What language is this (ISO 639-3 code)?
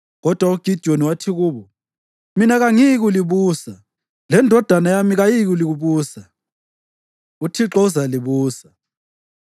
nde